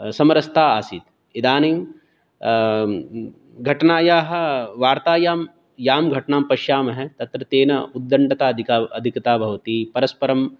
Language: Sanskrit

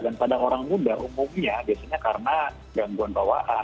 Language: Indonesian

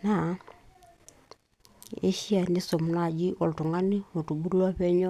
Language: Masai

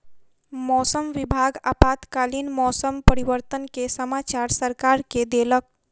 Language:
Maithili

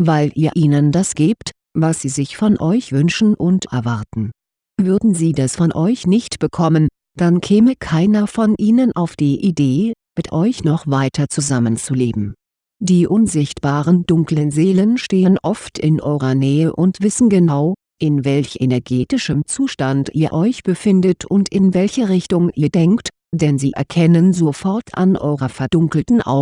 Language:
German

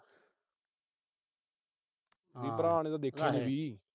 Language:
Punjabi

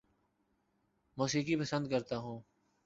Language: Urdu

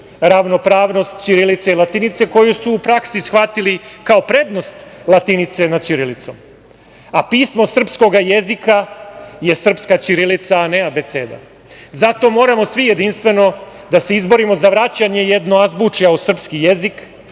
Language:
Serbian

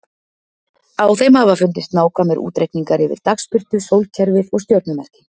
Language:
Icelandic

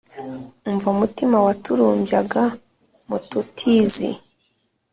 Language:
Kinyarwanda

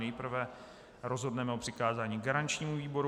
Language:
Czech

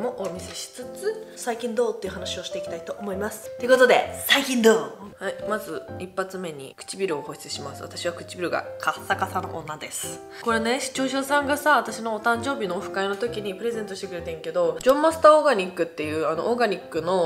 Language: Japanese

